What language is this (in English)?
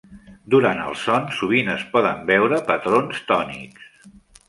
Catalan